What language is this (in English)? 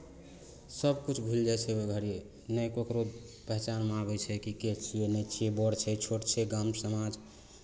Maithili